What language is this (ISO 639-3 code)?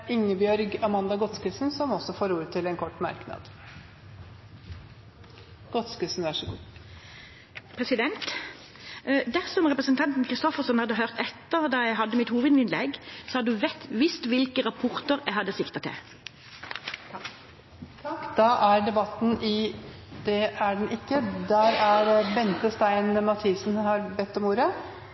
nor